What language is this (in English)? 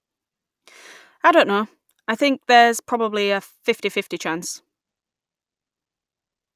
English